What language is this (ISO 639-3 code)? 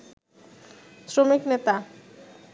ben